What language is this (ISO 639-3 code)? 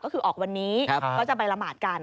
tha